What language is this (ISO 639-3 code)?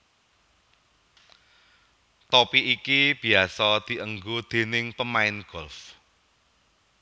jav